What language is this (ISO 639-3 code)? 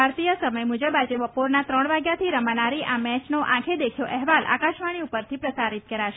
guj